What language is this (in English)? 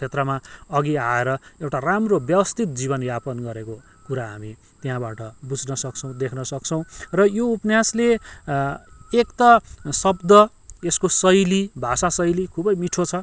Nepali